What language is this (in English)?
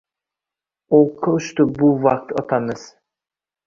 Uzbek